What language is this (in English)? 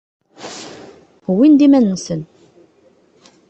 Kabyle